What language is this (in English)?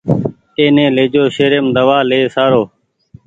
Goaria